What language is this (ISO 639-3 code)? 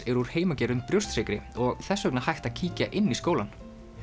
isl